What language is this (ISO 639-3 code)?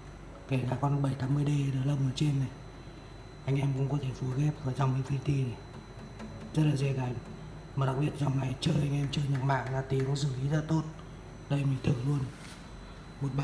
vie